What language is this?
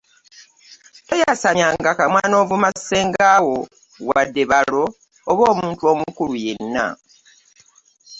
Ganda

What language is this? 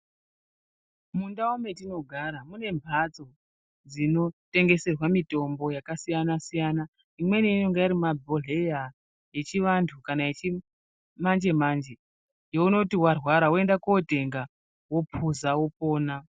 Ndau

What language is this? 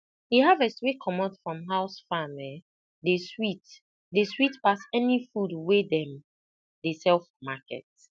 Nigerian Pidgin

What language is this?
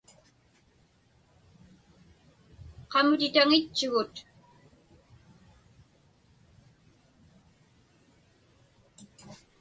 Inupiaq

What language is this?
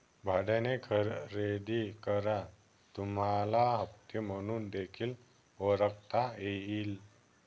Marathi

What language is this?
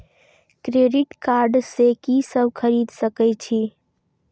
Maithili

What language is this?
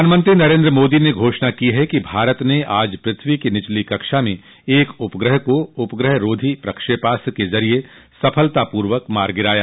Hindi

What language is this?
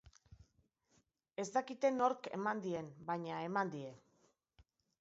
Basque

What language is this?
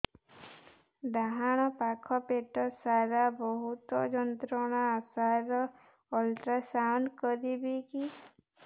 Odia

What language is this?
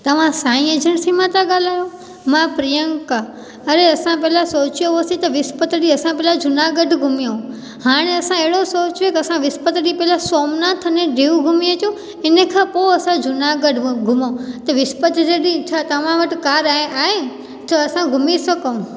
Sindhi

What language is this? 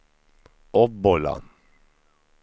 Swedish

